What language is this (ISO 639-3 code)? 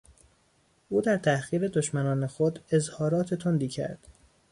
fas